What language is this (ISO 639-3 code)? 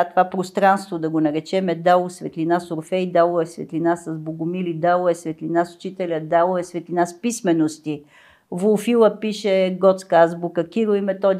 bul